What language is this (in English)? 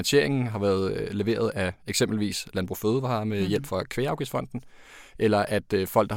Danish